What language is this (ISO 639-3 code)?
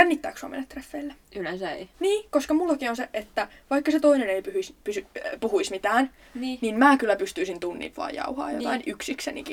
fin